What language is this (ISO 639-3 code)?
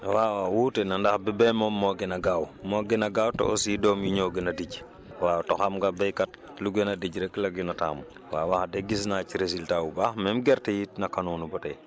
wol